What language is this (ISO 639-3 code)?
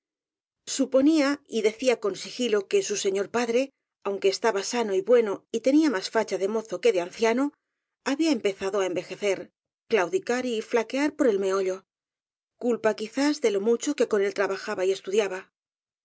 spa